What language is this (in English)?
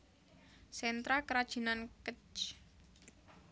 Javanese